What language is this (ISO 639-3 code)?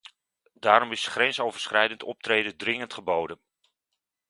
nld